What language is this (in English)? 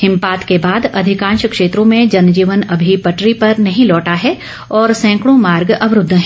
Hindi